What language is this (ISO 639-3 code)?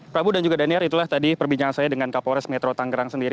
ind